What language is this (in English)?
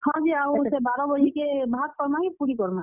Odia